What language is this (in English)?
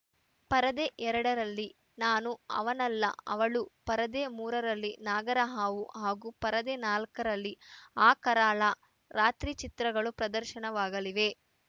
Kannada